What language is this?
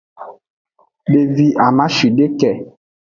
Aja (Benin)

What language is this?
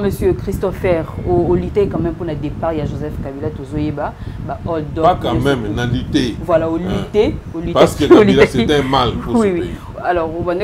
French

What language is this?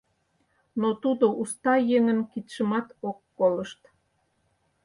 Mari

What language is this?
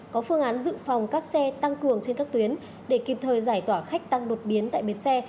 Vietnamese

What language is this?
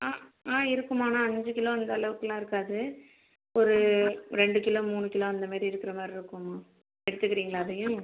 Tamil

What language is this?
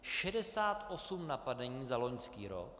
Czech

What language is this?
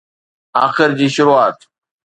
Sindhi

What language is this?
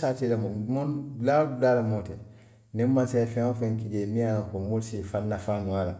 Western Maninkakan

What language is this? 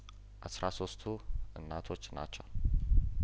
Amharic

